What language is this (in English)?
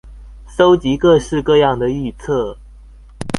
Chinese